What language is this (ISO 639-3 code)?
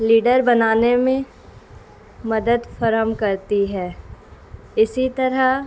urd